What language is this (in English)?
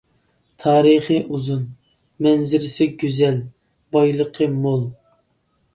Uyghur